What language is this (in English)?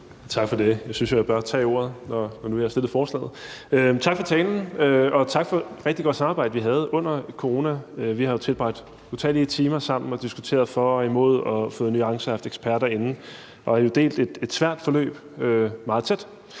Danish